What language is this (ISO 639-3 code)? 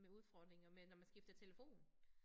dan